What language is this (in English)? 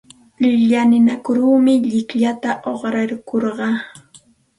Santa Ana de Tusi Pasco Quechua